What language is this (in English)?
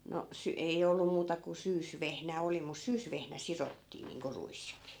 Finnish